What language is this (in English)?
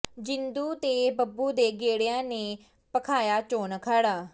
Punjabi